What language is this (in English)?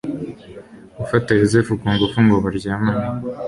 Kinyarwanda